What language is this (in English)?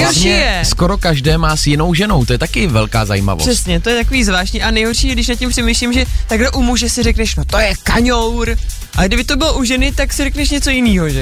Czech